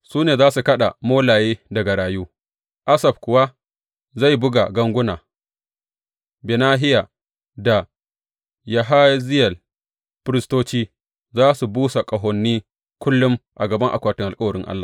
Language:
Hausa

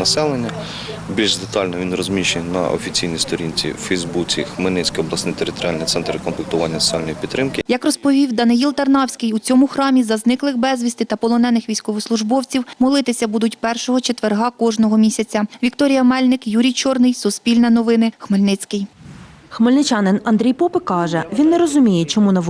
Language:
Ukrainian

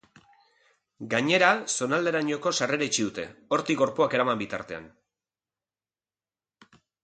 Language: Basque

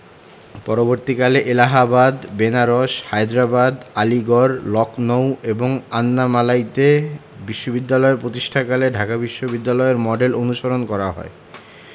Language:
Bangla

